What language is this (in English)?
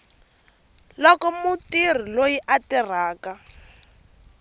Tsonga